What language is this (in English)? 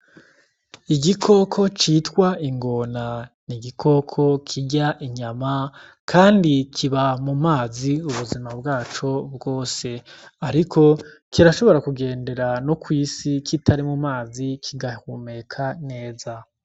Rundi